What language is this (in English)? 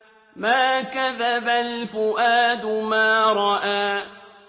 Arabic